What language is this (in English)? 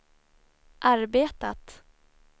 Swedish